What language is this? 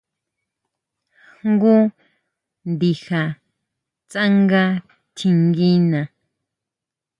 Huautla Mazatec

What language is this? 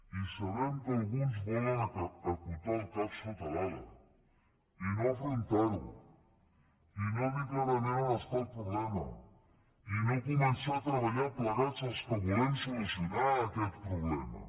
Catalan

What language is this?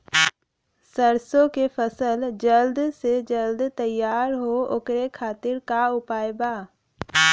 Bhojpuri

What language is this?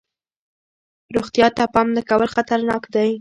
Pashto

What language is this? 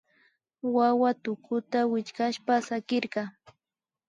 Imbabura Highland Quichua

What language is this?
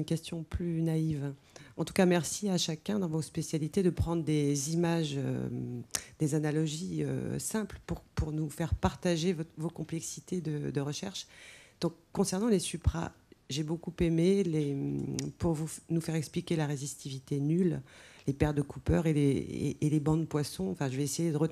French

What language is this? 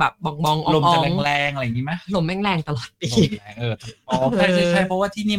Thai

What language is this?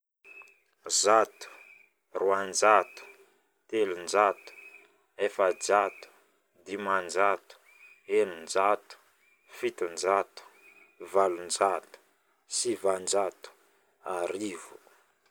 Northern Betsimisaraka Malagasy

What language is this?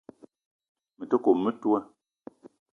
Eton (Cameroon)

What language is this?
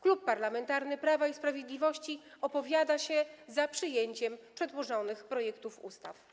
Polish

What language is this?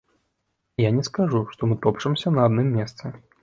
Belarusian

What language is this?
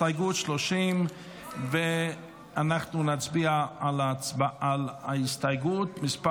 Hebrew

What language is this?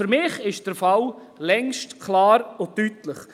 Swiss German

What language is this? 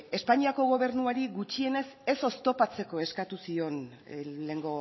Basque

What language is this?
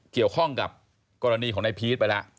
Thai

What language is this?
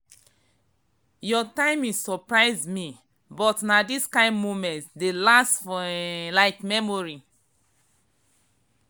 Nigerian Pidgin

